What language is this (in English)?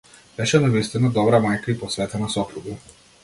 Macedonian